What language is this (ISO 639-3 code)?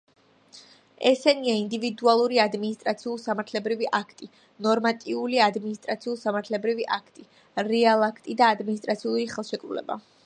kat